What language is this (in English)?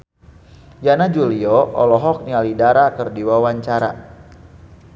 Sundanese